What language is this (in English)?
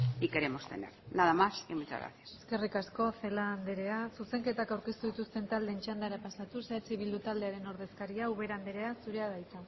Basque